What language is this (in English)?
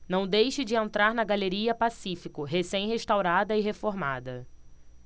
Portuguese